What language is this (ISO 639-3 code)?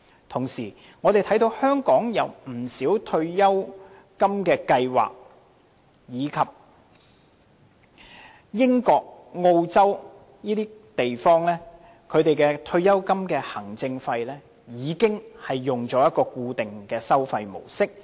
yue